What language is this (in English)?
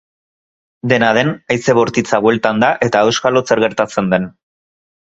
Basque